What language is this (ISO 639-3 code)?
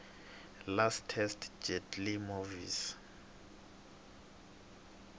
tso